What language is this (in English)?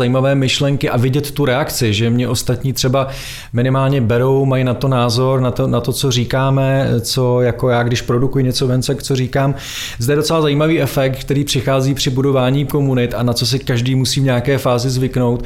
Czech